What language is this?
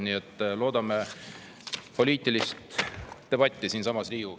Estonian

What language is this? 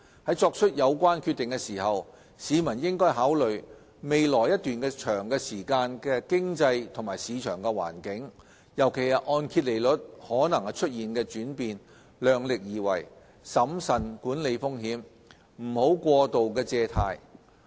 Cantonese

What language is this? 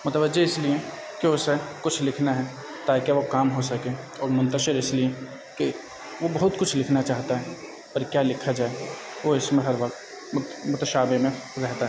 Urdu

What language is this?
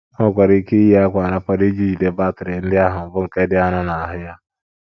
Igbo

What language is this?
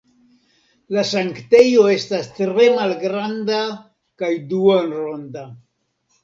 Esperanto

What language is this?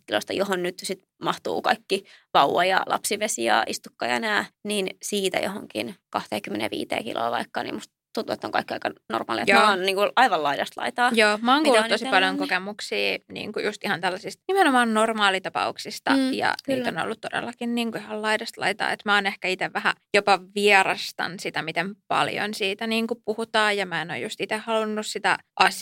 Finnish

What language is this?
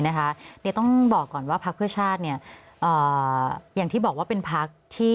Thai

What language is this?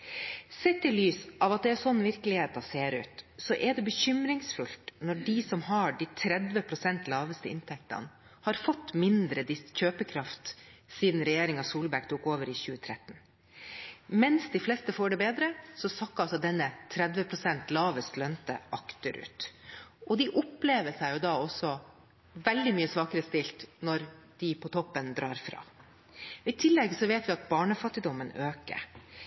Norwegian Bokmål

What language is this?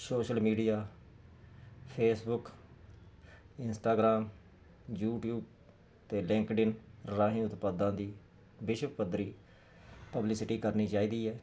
Punjabi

